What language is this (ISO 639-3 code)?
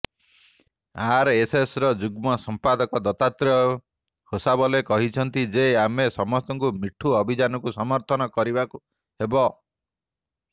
ori